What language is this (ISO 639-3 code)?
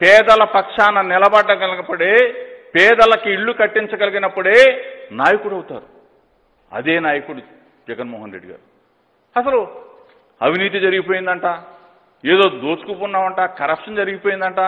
tel